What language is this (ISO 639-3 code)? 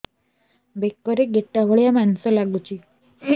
ori